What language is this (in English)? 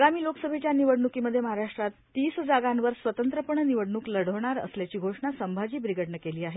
Marathi